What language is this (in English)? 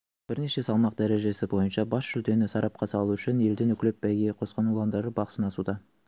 Kazakh